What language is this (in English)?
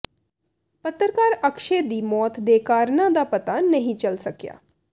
Punjabi